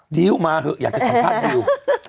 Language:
Thai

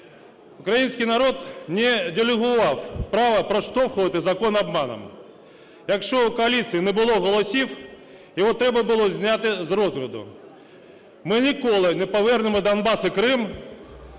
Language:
Ukrainian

